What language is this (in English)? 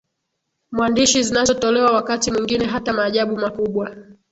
Swahili